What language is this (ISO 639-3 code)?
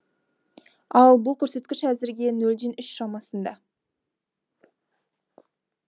kaz